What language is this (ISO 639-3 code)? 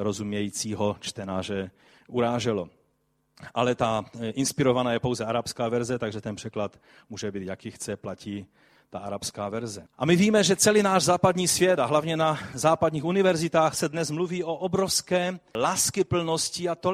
ces